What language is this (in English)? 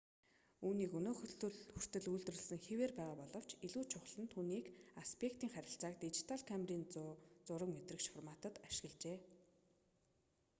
Mongolian